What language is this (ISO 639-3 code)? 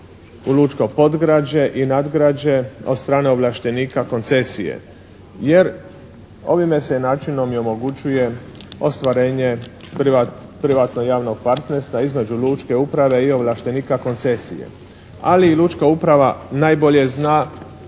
hrv